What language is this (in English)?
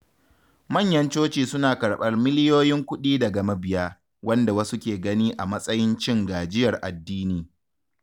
Hausa